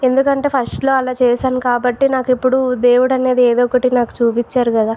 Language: Telugu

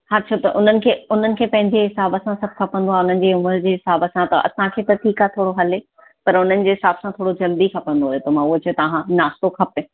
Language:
Sindhi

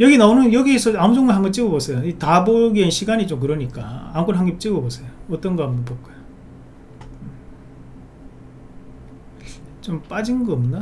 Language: Korean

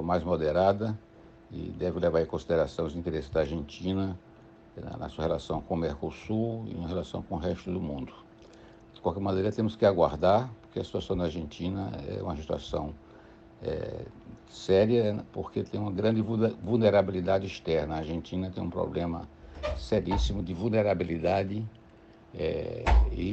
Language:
Portuguese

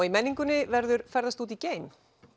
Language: Icelandic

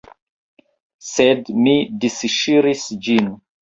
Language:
Esperanto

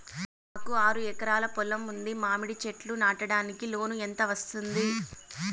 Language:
Telugu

